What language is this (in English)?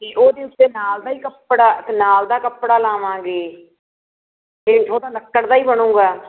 Punjabi